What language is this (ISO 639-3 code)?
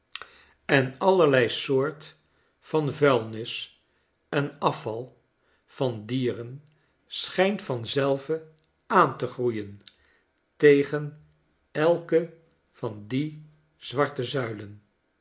nld